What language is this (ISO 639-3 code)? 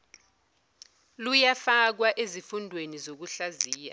zul